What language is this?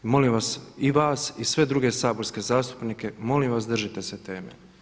Croatian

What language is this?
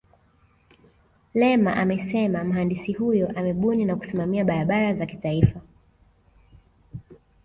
Swahili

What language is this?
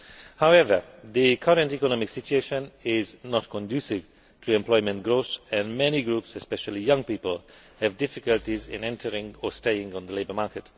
English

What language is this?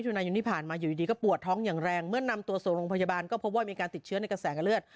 Thai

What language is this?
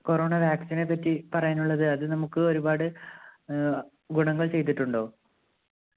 Malayalam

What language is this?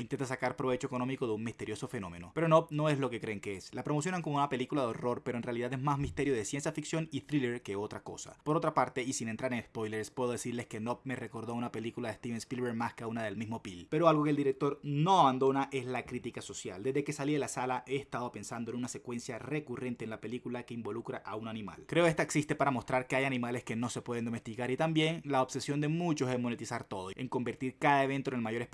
Spanish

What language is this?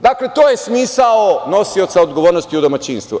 Serbian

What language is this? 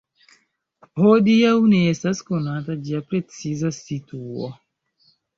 Esperanto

